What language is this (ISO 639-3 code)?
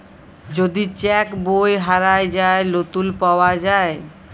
ben